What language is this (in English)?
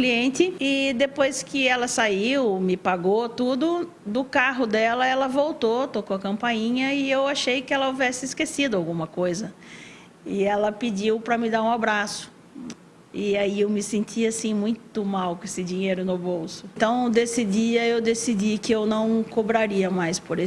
Portuguese